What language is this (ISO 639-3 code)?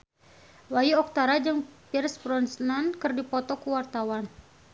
sun